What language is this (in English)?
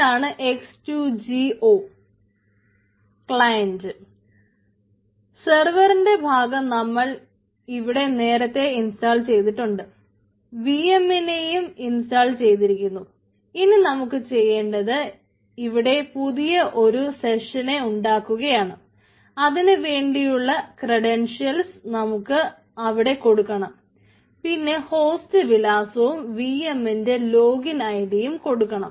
Malayalam